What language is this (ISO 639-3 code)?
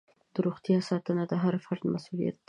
pus